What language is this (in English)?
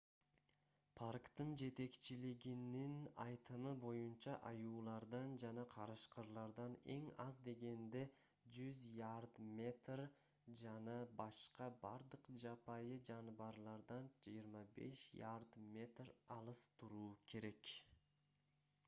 Kyrgyz